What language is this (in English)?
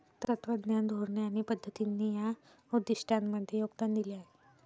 Marathi